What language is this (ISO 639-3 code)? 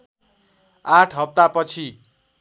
nep